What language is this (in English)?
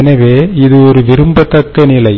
Tamil